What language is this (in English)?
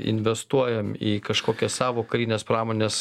Lithuanian